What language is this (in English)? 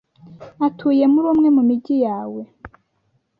Kinyarwanda